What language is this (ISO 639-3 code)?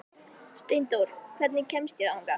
isl